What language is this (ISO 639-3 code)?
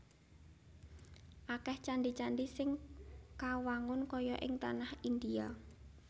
jav